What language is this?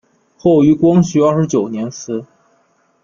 Chinese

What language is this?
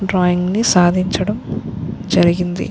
Telugu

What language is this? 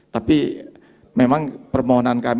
Indonesian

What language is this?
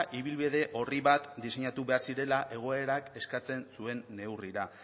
Basque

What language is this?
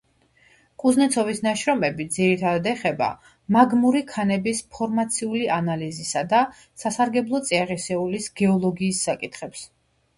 Georgian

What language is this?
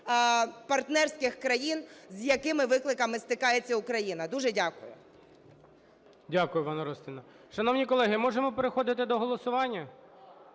Ukrainian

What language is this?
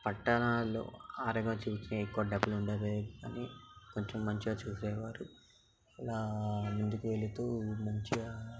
Telugu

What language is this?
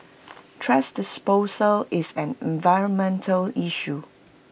English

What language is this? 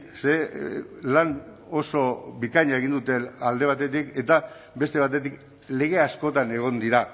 Basque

